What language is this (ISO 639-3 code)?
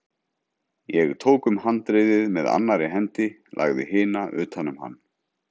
isl